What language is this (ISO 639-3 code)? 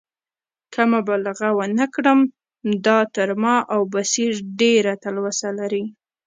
pus